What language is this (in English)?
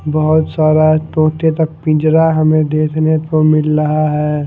Hindi